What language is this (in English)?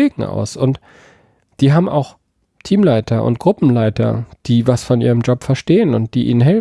German